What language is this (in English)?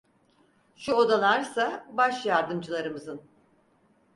Turkish